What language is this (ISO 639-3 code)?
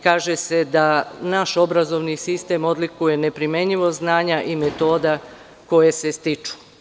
srp